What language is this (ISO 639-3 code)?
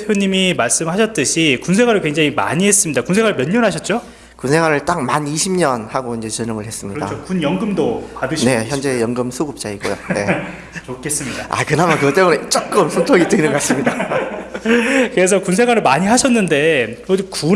kor